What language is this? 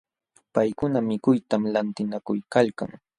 Jauja Wanca Quechua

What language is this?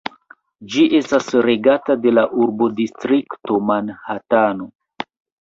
Esperanto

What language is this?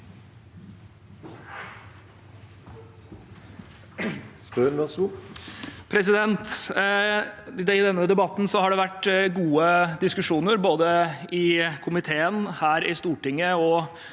Norwegian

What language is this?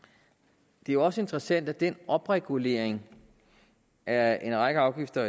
Danish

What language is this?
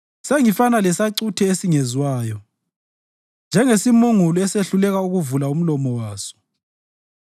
North Ndebele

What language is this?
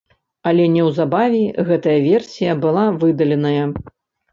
Belarusian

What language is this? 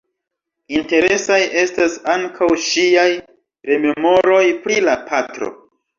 Esperanto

